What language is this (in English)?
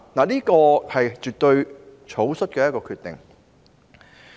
Cantonese